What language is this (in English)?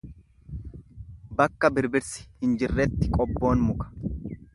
Oromo